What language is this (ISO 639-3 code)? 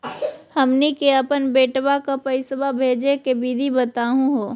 mag